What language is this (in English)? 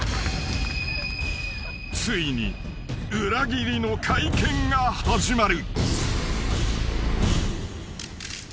Japanese